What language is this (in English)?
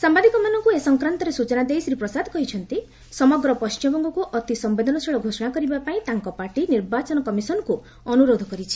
Odia